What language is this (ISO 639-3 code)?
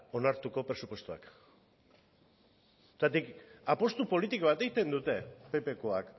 eus